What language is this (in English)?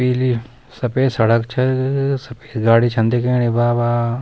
Garhwali